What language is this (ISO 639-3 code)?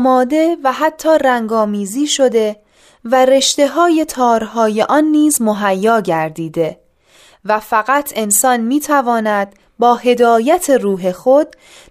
fas